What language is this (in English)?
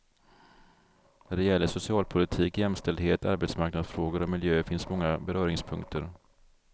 Swedish